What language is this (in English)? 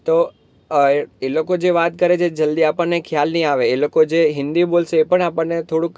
Gujarati